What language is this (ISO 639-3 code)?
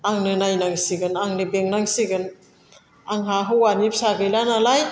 brx